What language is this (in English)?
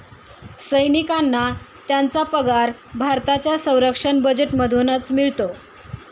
Marathi